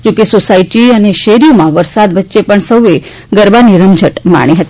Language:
Gujarati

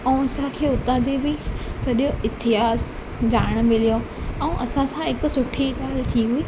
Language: Sindhi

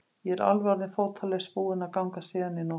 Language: Icelandic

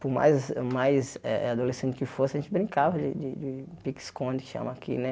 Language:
Portuguese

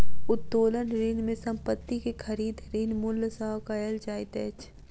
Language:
Maithili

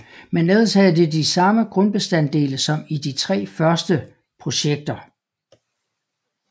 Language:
Danish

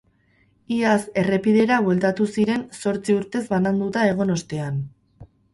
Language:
Basque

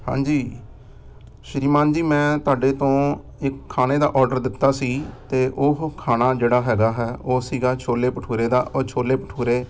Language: Punjabi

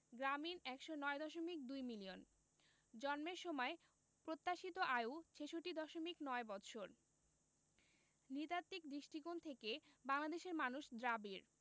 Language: Bangla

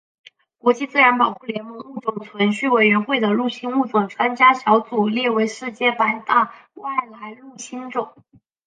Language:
Chinese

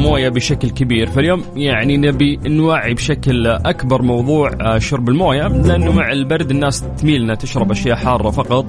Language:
Arabic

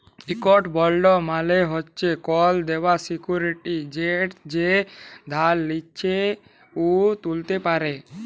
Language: Bangla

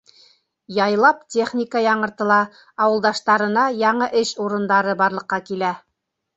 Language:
Bashkir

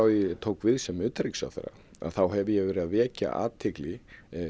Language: Icelandic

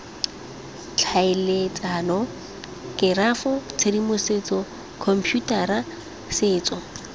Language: Tswana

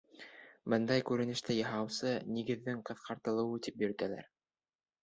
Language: Bashkir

